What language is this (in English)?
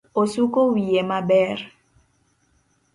Luo (Kenya and Tanzania)